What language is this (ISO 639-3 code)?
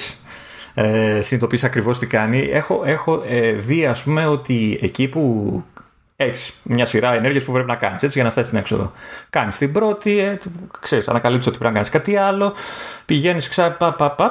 ell